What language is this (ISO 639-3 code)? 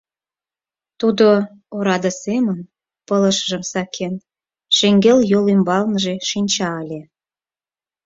chm